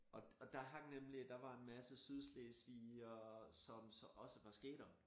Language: Danish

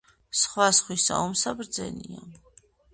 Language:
Georgian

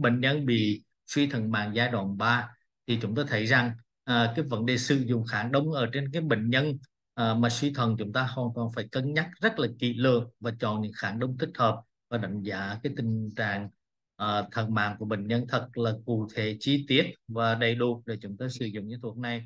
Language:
Vietnamese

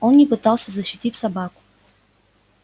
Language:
Russian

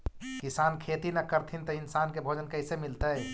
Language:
Magahi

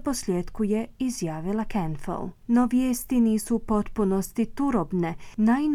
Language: Croatian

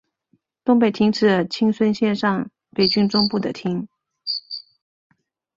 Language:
Chinese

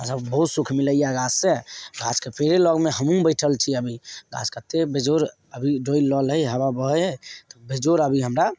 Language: Maithili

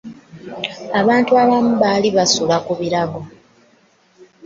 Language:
Ganda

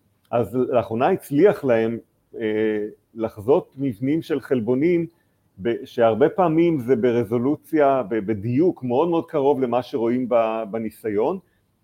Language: Hebrew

